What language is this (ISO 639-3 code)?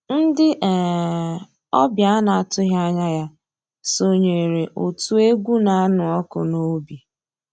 ibo